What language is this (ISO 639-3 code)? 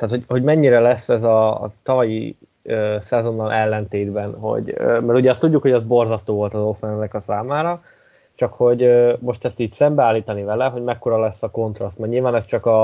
hun